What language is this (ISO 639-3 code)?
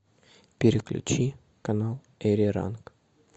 rus